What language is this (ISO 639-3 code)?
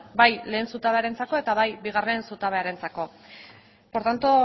eus